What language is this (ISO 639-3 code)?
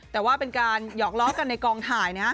tha